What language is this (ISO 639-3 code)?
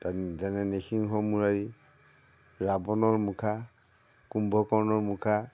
asm